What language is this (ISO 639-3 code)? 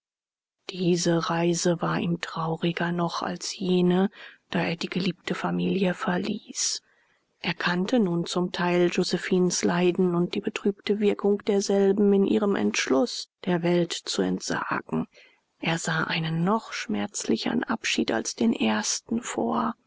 deu